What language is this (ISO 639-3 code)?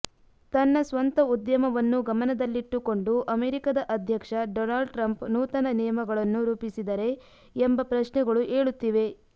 kan